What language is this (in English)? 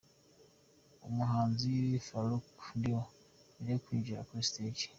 Kinyarwanda